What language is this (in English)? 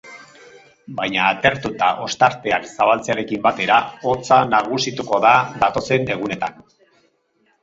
Basque